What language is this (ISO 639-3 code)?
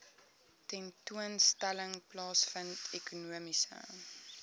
afr